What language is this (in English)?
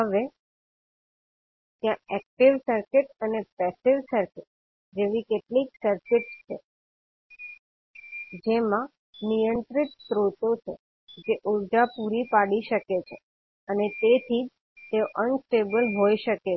Gujarati